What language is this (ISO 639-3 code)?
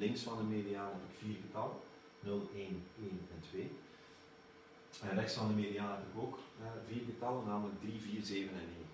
nld